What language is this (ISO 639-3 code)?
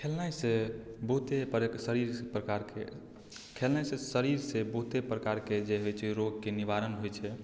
mai